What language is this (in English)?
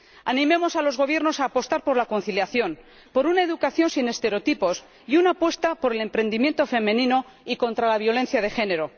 Spanish